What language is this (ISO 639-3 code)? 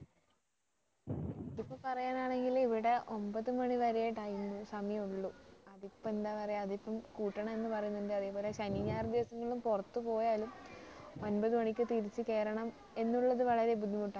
mal